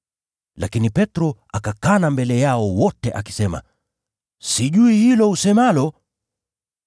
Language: Swahili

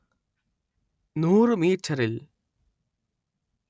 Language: Malayalam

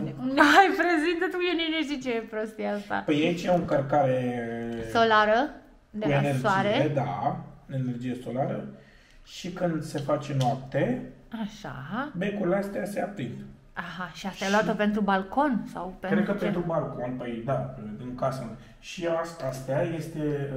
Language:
Romanian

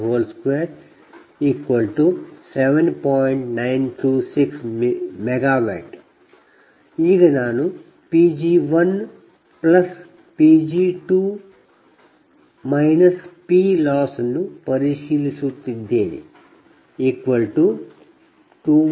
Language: Kannada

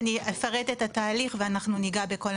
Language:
Hebrew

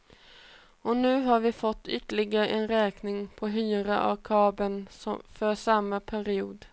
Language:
Swedish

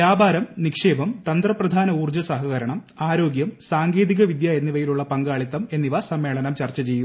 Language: Malayalam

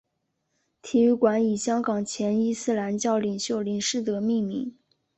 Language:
Chinese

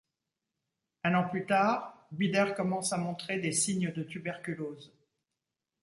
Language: French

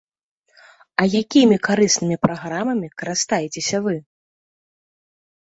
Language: Belarusian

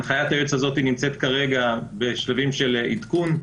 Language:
Hebrew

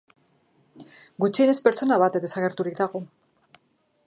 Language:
Basque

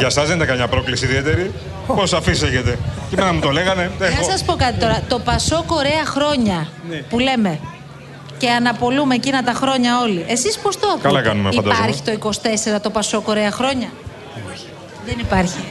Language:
Greek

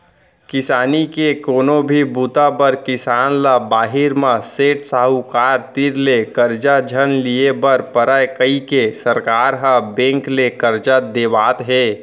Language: Chhattisgarhi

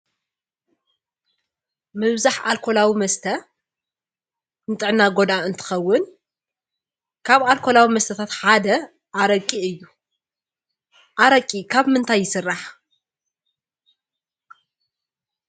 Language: Tigrinya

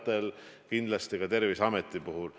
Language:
Estonian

